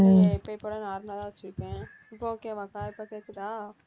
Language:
Tamil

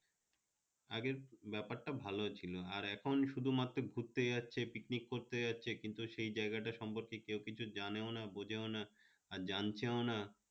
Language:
Bangla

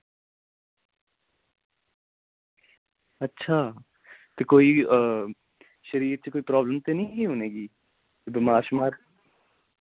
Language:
Dogri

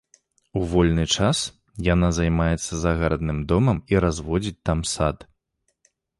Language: Belarusian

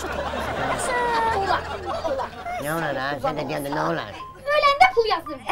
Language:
Turkish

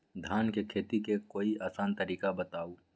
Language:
Magahi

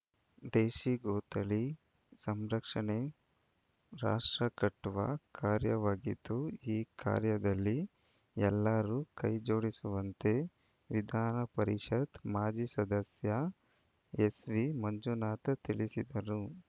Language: Kannada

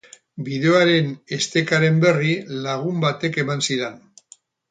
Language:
Basque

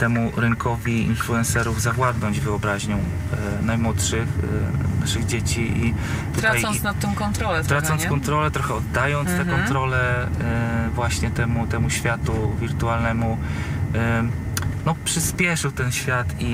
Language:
Polish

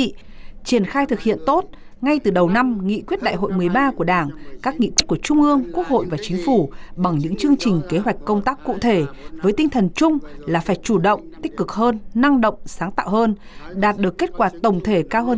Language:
Vietnamese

